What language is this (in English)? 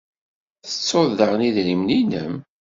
Kabyle